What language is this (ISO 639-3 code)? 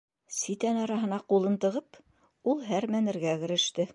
bak